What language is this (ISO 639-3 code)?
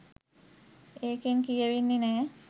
sin